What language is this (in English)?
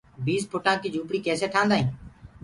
Gurgula